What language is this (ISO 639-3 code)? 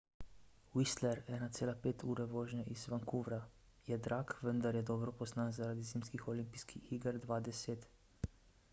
slv